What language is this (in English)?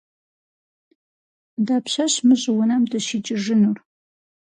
Kabardian